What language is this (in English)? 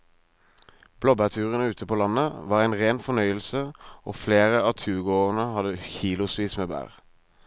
Norwegian